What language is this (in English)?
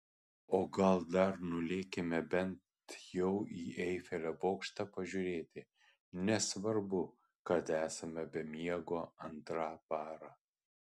Lithuanian